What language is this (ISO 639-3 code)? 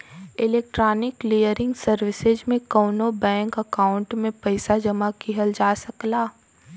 bho